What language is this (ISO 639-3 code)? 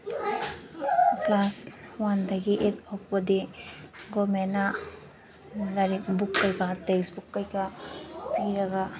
mni